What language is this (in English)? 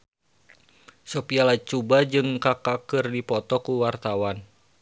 Sundanese